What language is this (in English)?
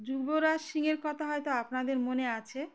Bangla